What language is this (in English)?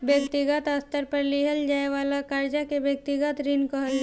Bhojpuri